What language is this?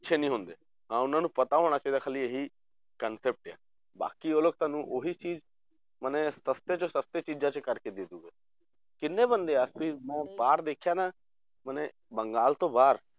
Punjabi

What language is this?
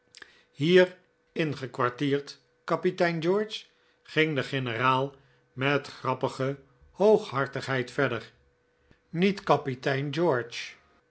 Dutch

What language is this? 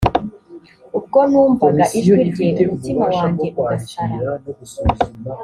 Kinyarwanda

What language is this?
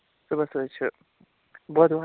Kashmiri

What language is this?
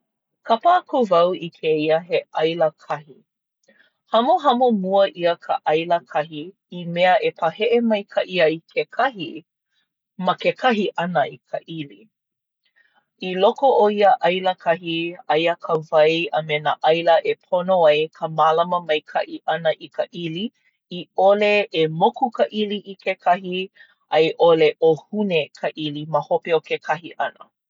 Hawaiian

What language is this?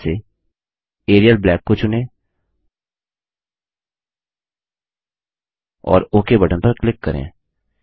Hindi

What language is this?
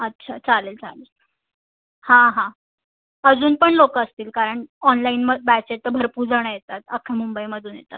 Marathi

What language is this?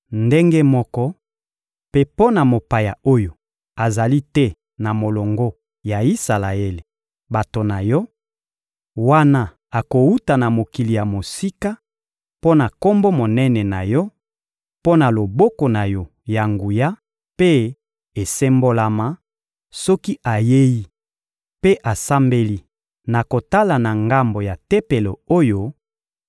Lingala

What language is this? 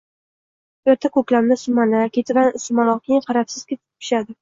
Uzbek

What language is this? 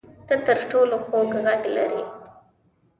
Pashto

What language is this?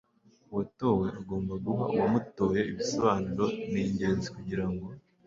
Kinyarwanda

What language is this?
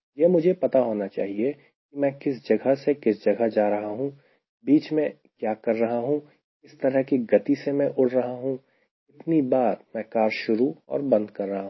Hindi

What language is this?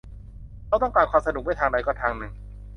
Thai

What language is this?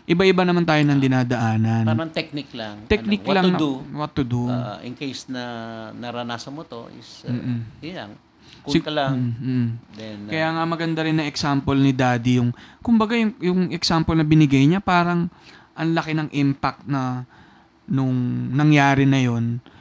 Filipino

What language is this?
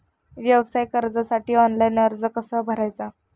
Marathi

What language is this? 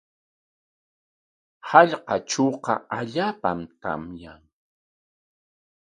Corongo Ancash Quechua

